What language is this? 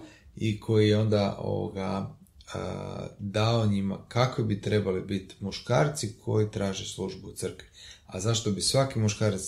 Croatian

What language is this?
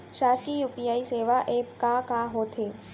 Chhattisgarhi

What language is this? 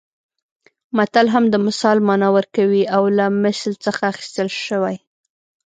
Pashto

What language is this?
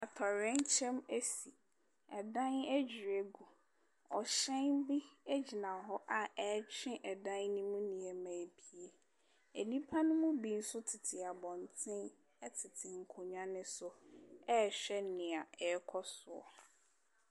Akan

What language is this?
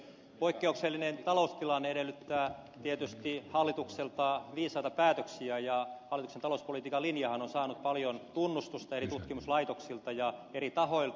Finnish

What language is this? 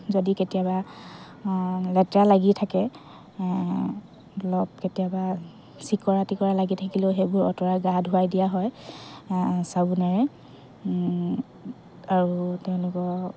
Assamese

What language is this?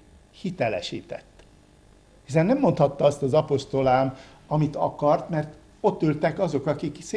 Hungarian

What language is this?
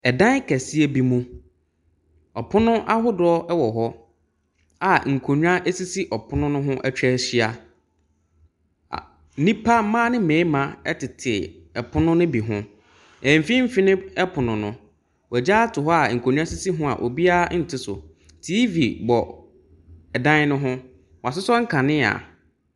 Akan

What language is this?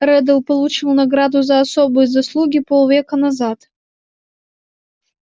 Russian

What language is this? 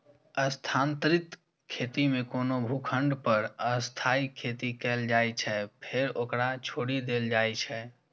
Maithili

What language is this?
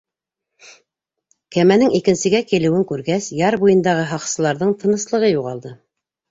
Bashkir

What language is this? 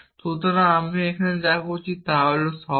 Bangla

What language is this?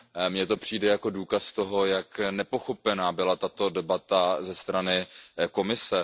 Czech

